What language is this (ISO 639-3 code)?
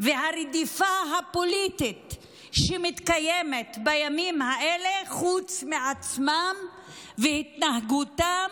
heb